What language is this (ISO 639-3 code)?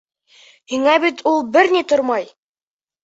bak